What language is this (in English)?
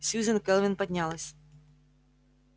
Russian